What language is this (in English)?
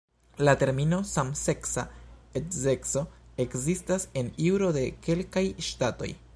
Esperanto